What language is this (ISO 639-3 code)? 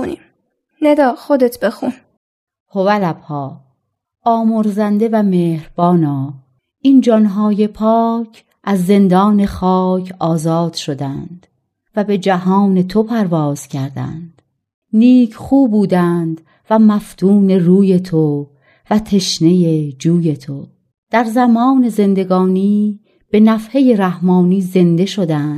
fas